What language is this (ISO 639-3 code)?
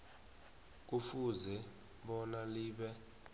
nbl